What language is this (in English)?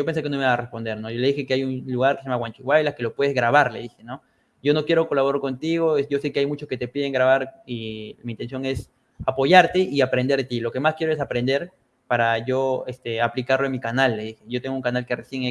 Spanish